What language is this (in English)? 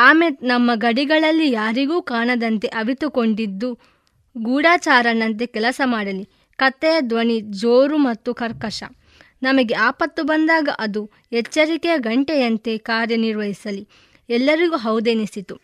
Kannada